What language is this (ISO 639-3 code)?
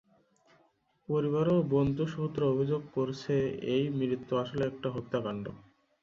ben